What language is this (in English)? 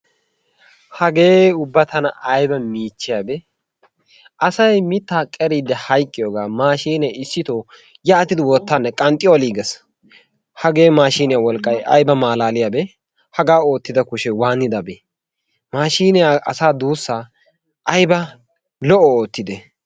Wolaytta